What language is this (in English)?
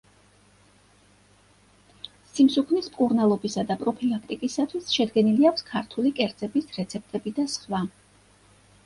Georgian